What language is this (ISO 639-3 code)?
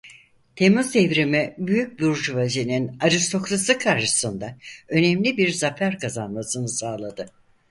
tur